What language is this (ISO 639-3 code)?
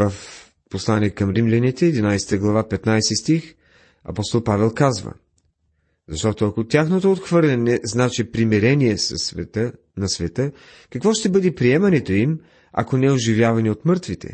bul